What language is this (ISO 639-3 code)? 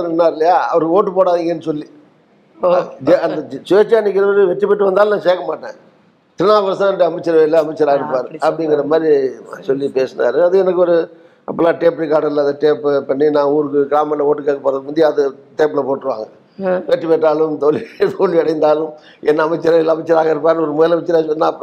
tam